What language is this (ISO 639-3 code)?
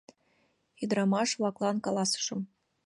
chm